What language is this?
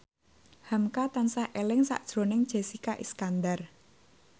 Javanese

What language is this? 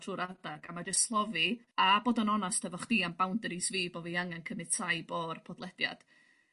Welsh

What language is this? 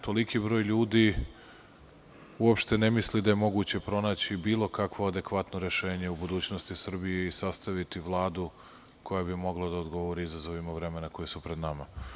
Serbian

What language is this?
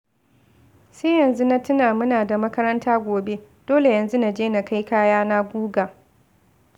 Hausa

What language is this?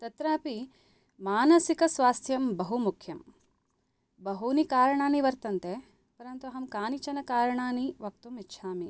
Sanskrit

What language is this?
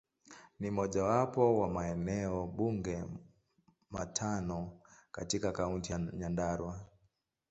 Swahili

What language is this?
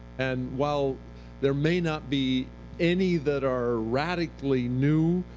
English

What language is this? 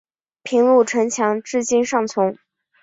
Chinese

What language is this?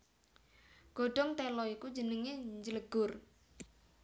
Javanese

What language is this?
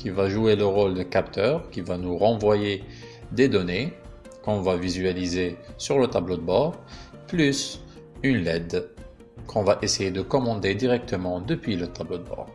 French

